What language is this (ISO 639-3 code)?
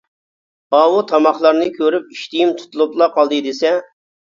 uig